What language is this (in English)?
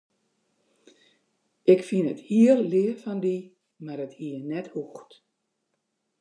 Western Frisian